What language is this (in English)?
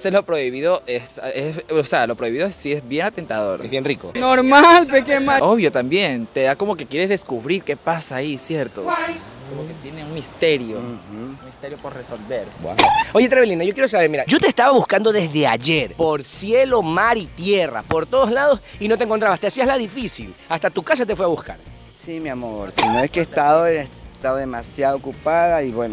Spanish